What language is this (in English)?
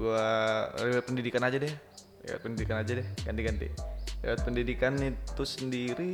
Indonesian